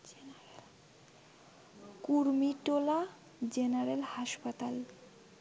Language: Bangla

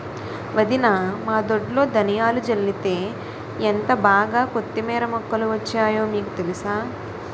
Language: Telugu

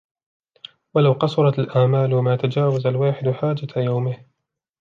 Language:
Arabic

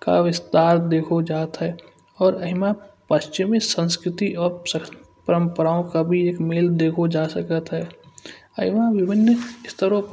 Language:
Kanauji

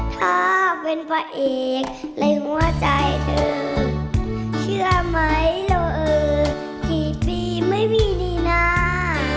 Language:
Thai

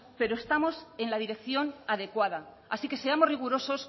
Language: Spanish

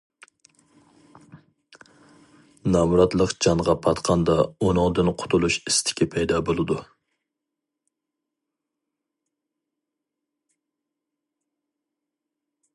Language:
Uyghur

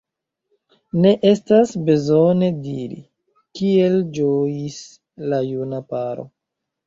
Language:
Esperanto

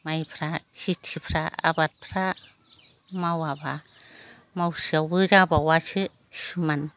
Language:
Bodo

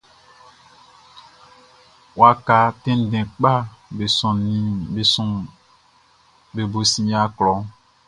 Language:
Baoulé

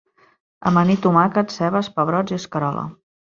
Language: Catalan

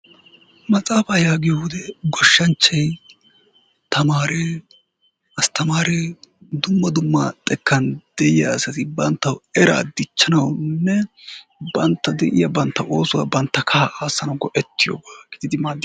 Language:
Wolaytta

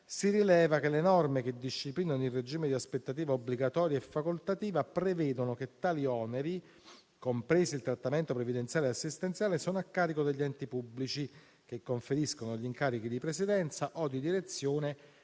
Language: Italian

